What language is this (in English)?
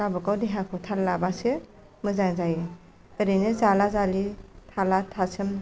Bodo